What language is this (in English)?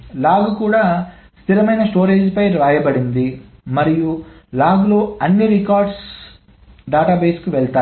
Telugu